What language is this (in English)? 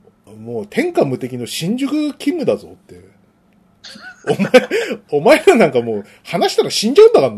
Japanese